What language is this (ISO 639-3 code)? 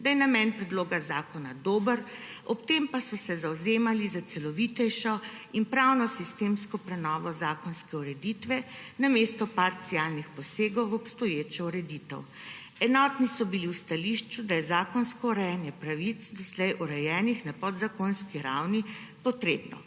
slv